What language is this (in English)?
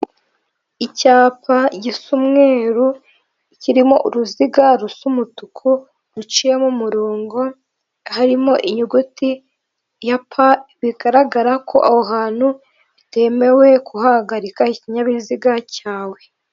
Kinyarwanda